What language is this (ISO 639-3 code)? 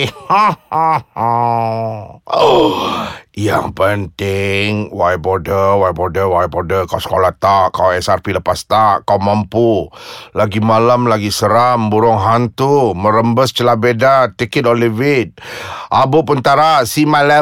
msa